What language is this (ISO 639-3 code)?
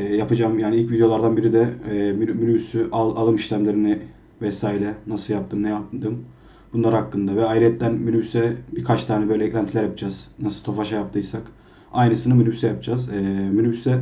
tur